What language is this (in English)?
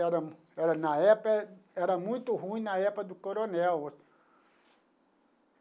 Portuguese